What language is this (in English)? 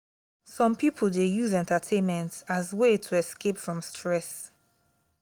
Nigerian Pidgin